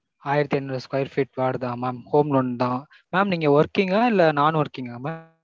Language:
Tamil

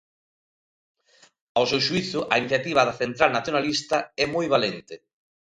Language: Galician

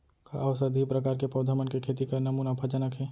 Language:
Chhattisgarhi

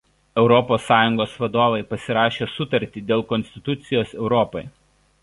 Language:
Lithuanian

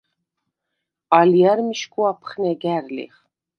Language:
Svan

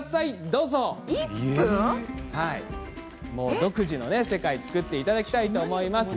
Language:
Japanese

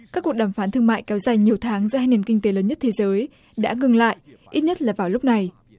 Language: Vietnamese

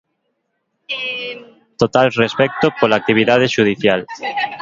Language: Galician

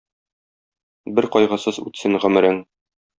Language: Tatar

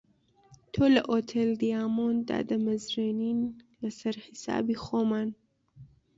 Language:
Central Kurdish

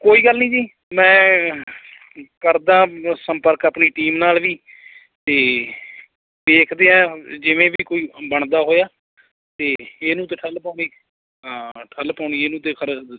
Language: Punjabi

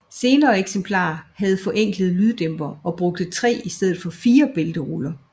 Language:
Danish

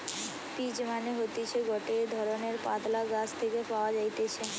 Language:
Bangla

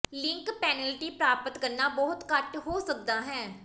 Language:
Punjabi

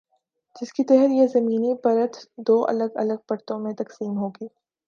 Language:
Urdu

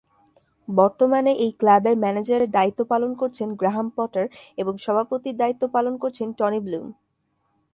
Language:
Bangla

